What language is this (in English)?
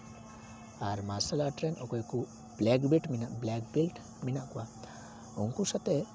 Santali